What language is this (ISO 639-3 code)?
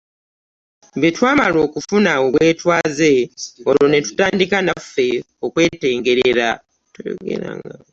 lug